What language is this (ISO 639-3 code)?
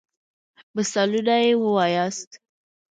pus